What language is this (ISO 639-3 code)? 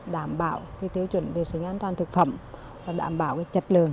vie